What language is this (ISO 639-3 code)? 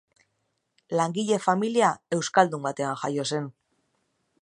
eus